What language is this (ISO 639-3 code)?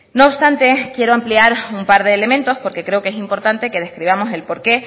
spa